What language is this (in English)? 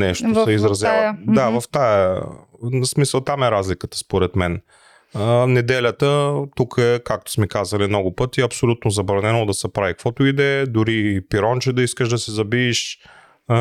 Bulgarian